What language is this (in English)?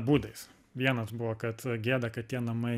Lithuanian